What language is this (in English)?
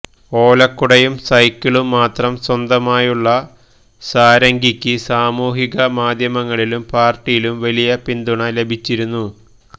Malayalam